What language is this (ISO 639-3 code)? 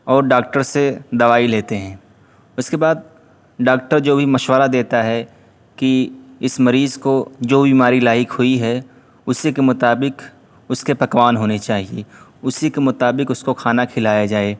urd